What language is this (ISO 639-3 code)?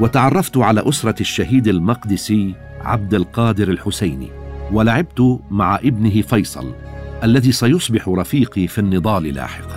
ara